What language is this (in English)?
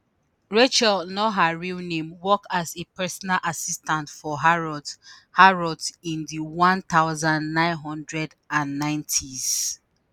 Nigerian Pidgin